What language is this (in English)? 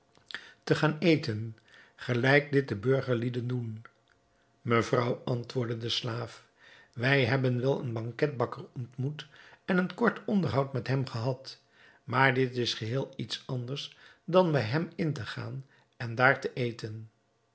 Dutch